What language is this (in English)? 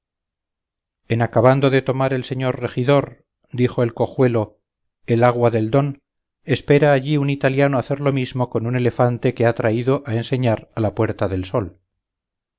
Spanish